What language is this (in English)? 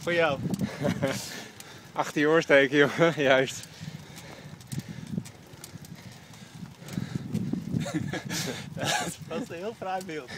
Dutch